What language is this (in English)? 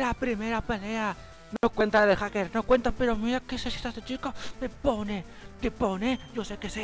Spanish